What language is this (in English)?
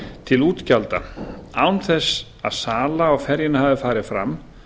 Icelandic